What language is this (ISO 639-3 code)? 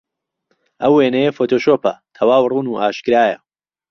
ckb